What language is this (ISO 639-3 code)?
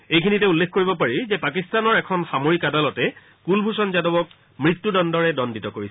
asm